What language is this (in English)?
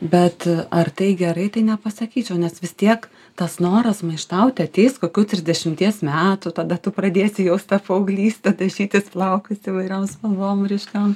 Lithuanian